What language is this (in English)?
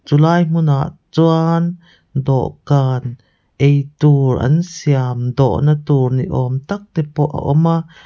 Mizo